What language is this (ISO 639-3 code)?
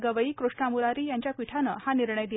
mar